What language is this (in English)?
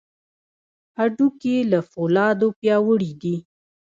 Pashto